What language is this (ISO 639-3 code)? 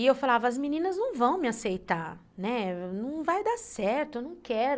por